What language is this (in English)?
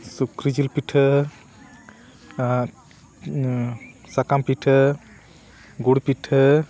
Santali